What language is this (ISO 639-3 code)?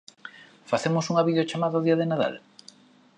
glg